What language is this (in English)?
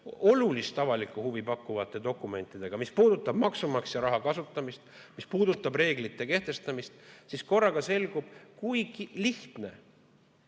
Estonian